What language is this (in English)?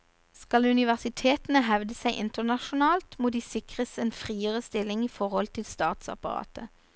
Norwegian